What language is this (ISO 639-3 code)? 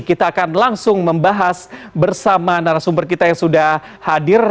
ind